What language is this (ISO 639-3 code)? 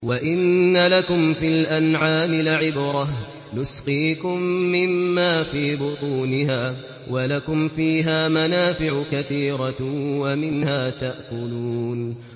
ara